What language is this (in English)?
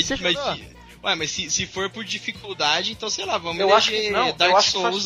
Portuguese